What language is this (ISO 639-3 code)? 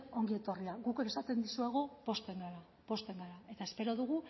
eus